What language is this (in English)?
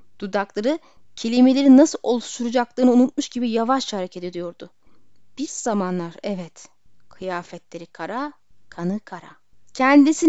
Turkish